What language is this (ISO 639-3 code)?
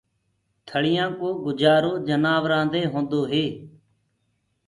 ggg